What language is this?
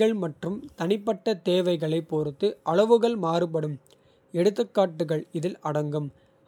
Kota (India)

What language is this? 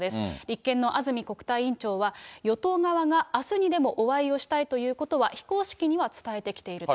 Japanese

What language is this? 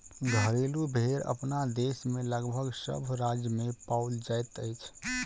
Maithili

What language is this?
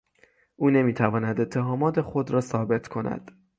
Persian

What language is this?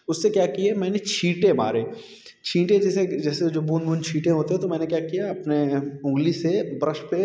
Hindi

